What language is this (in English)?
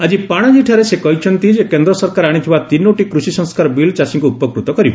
Odia